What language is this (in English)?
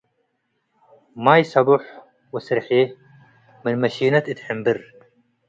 Tigre